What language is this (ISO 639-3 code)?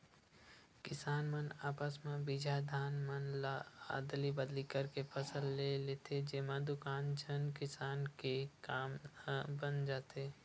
hne